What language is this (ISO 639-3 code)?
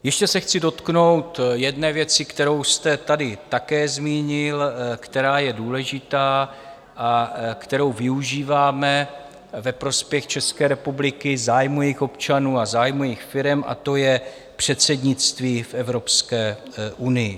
ces